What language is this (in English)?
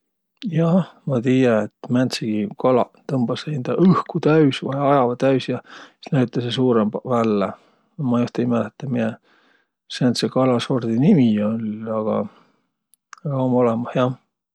Võro